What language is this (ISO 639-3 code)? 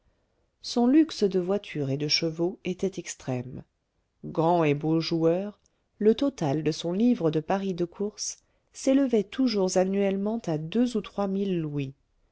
fra